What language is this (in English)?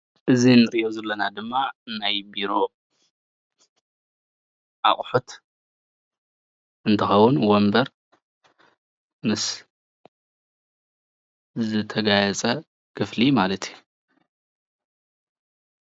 Tigrinya